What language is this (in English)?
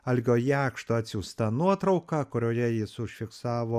Lithuanian